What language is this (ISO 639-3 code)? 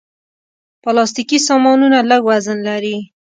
pus